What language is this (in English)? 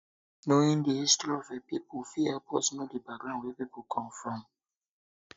Nigerian Pidgin